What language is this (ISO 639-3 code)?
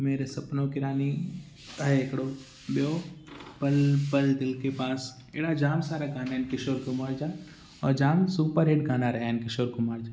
snd